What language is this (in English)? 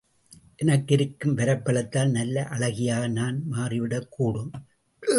Tamil